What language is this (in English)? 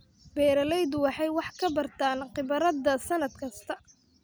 Somali